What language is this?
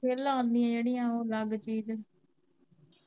Punjabi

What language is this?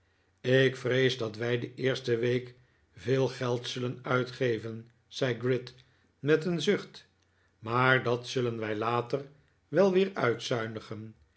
Dutch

